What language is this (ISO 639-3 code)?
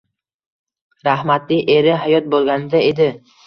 uzb